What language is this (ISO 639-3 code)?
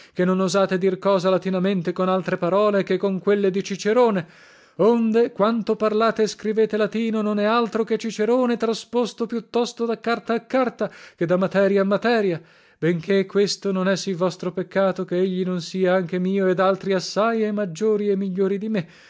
ita